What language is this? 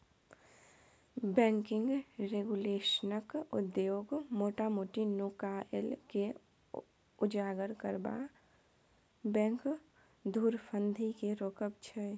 Maithili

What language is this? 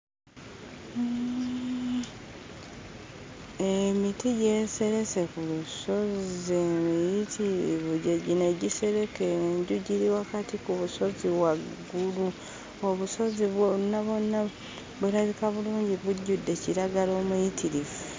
Ganda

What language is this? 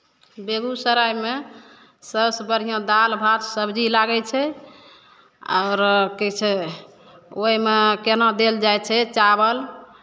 Maithili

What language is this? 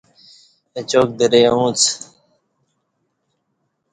Kati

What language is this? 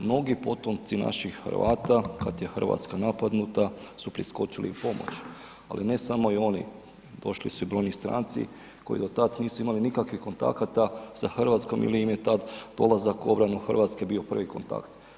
Croatian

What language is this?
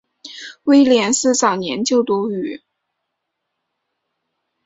Chinese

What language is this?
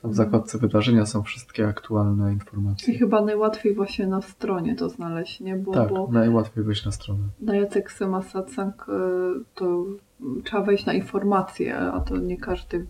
Polish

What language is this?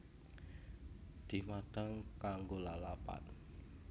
Javanese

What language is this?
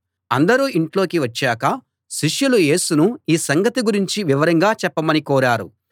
Telugu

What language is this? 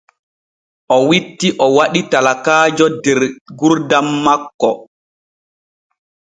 Borgu Fulfulde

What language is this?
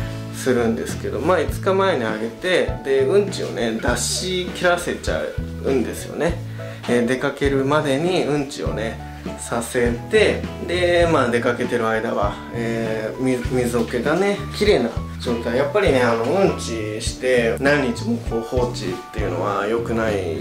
Japanese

